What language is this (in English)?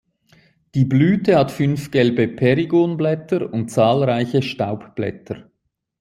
German